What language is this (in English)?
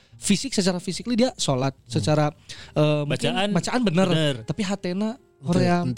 Indonesian